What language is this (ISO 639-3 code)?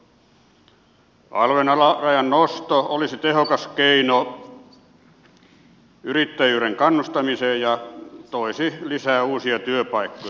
fin